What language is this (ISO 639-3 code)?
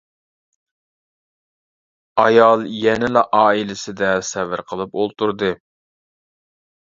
uig